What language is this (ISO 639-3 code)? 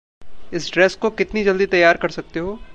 hin